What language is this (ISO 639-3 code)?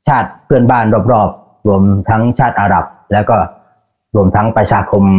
tha